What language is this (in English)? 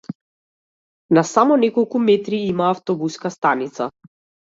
Macedonian